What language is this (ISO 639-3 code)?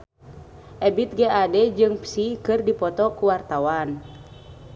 sun